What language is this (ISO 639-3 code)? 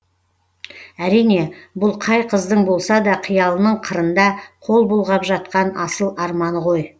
kaz